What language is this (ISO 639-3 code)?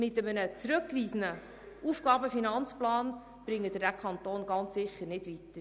gsw